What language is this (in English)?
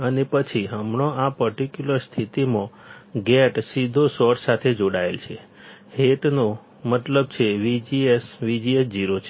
Gujarati